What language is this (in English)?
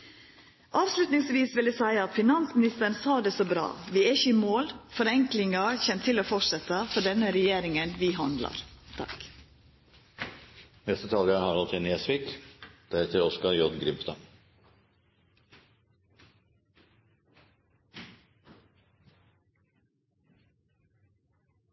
Norwegian